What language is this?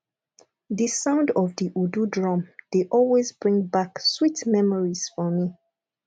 Nigerian Pidgin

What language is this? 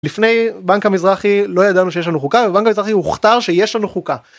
Hebrew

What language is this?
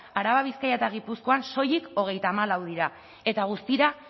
Basque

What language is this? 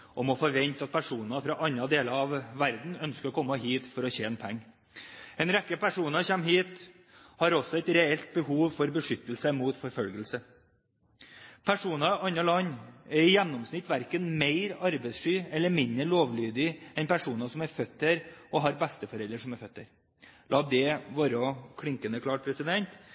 Norwegian Bokmål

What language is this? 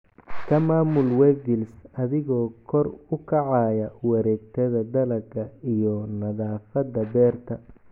Somali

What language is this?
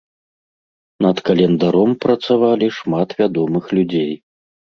Belarusian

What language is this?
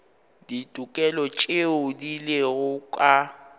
Northern Sotho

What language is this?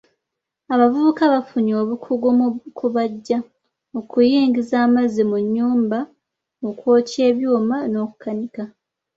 Ganda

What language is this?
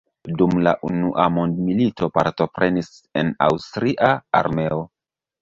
Esperanto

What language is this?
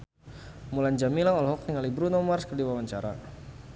Sundanese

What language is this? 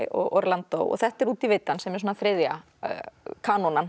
Icelandic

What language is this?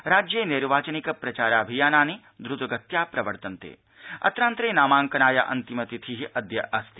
Sanskrit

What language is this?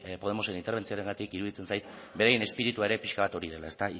Basque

